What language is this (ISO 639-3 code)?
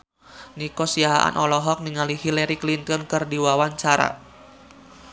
sun